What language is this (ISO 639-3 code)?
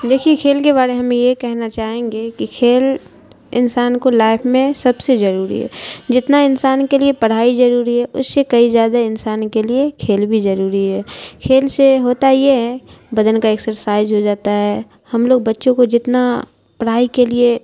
urd